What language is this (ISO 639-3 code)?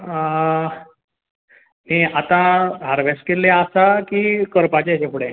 kok